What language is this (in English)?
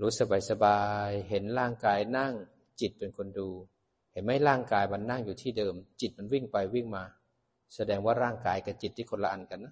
Thai